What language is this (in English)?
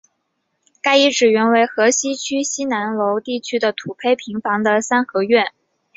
Chinese